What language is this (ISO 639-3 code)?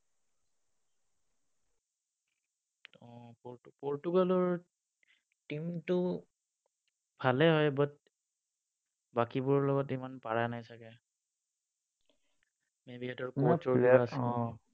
asm